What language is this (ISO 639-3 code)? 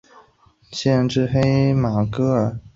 zho